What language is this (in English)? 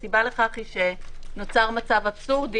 Hebrew